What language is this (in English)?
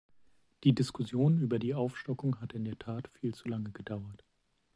German